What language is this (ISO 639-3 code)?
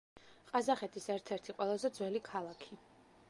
kat